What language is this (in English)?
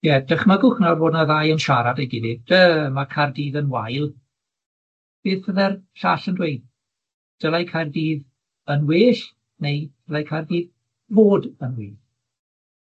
Welsh